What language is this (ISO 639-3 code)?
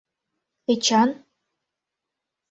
chm